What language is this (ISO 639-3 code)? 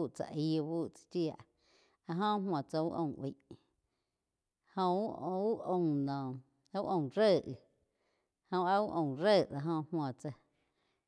chq